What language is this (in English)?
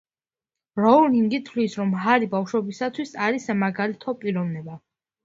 Georgian